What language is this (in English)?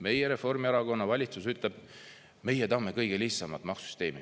Estonian